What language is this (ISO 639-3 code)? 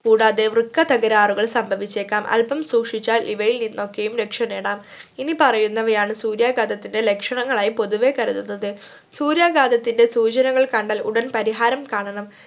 mal